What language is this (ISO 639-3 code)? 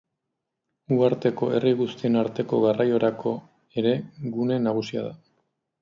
eus